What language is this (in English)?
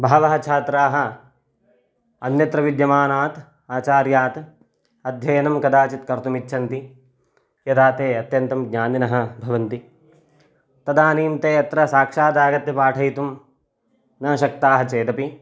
Sanskrit